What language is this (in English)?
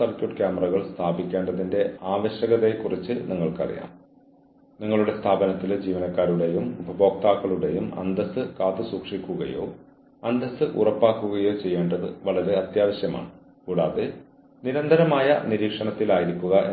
Malayalam